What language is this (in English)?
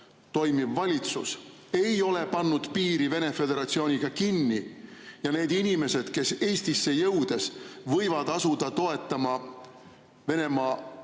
Estonian